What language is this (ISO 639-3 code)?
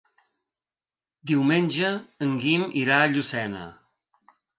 cat